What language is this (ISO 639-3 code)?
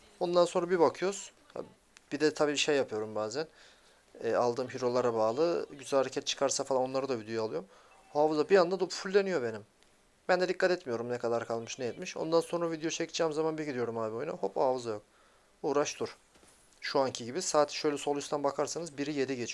tur